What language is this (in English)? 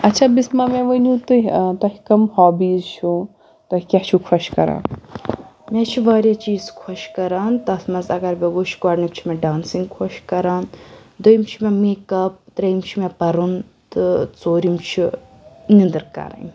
Kashmiri